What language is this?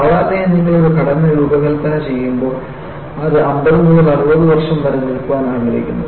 Malayalam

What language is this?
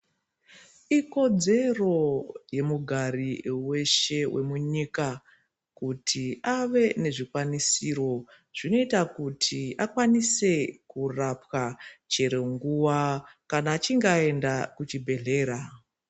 Ndau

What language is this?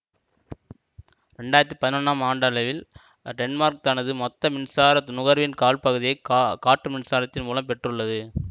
Tamil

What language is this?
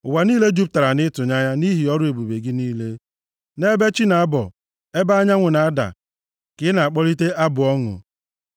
Igbo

